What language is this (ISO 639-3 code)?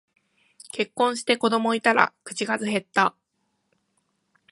jpn